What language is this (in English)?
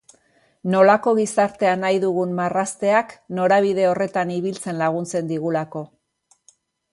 Basque